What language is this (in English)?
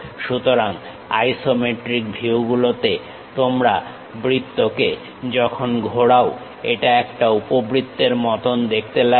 Bangla